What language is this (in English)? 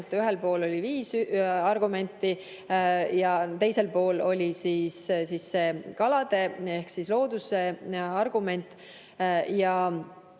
Estonian